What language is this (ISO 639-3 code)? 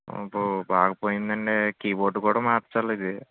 tel